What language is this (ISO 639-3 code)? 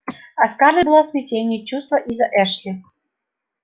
rus